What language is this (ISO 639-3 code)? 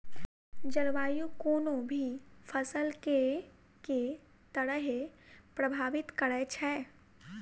mai